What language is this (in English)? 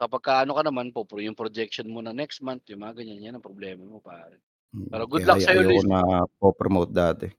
Filipino